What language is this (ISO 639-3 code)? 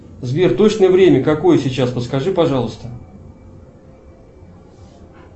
rus